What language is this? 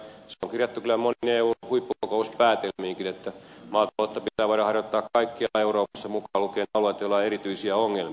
Finnish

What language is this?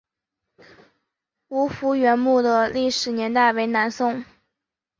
Chinese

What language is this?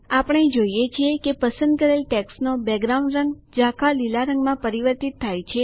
Gujarati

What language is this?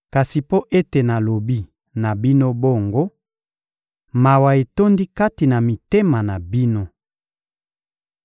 Lingala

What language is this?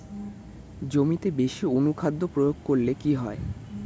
Bangla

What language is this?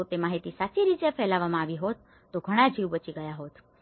Gujarati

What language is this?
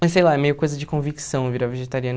Portuguese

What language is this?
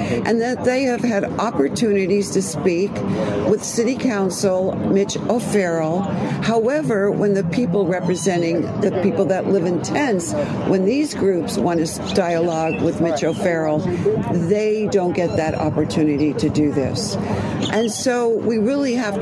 English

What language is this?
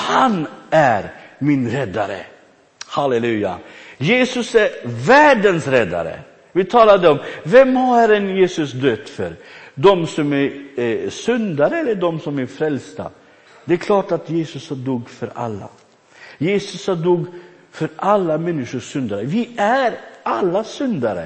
Swedish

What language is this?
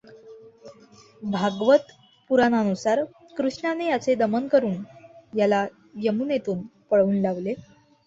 Marathi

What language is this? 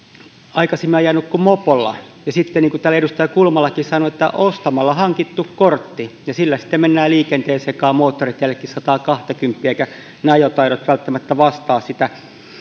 Finnish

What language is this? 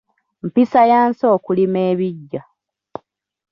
Ganda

